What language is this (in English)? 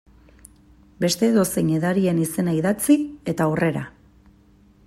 Basque